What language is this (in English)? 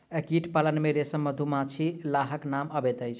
Maithili